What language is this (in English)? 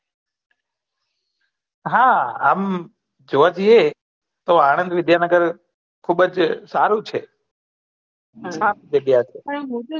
Gujarati